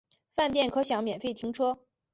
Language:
Chinese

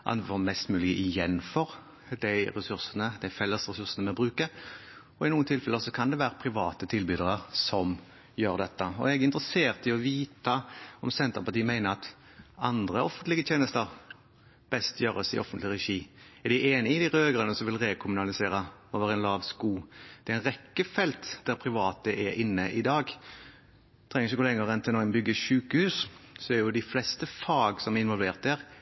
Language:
Norwegian Bokmål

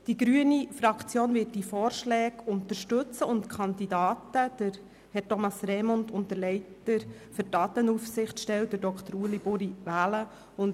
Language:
Swiss German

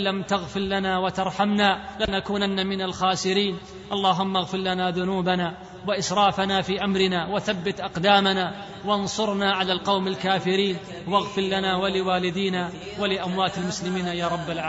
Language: Arabic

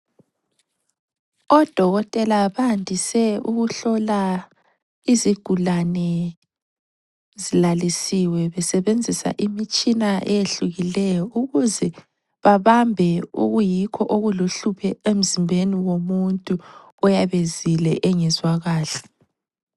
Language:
North Ndebele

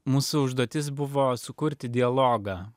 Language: Lithuanian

